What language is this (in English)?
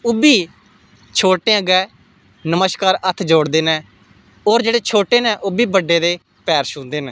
Dogri